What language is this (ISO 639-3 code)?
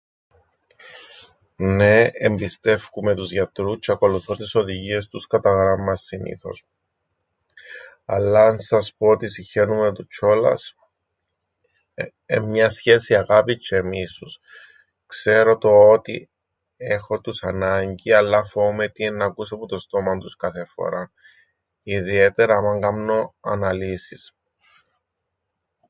ell